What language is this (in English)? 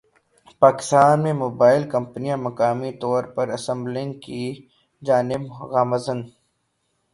Urdu